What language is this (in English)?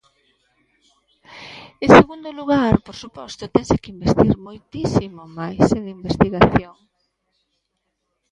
Galician